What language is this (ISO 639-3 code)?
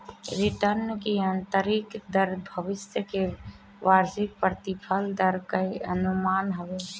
bho